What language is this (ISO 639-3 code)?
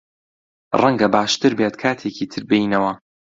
ckb